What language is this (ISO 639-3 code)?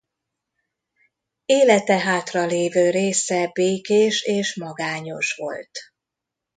hun